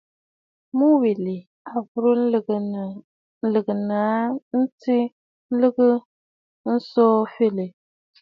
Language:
Bafut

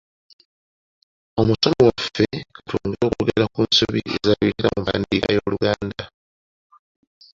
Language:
Ganda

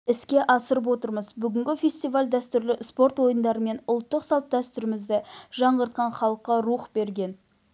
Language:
Kazakh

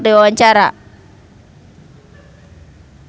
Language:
Sundanese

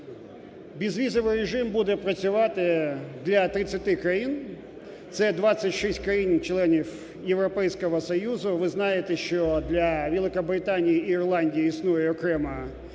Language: Ukrainian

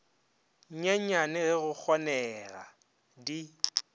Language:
Northern Sotho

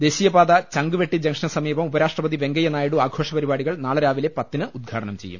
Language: Malayalam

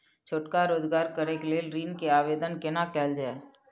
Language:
Maithili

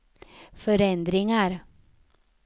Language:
Swedish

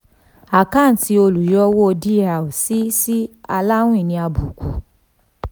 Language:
Yoruba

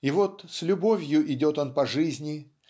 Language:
Russian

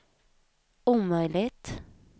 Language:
Swedish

